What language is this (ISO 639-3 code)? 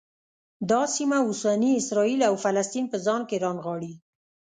pus